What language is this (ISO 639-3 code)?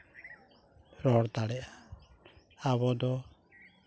sat